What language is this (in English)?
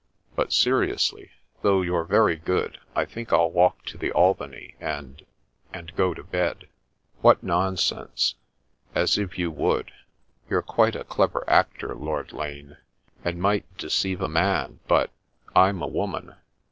English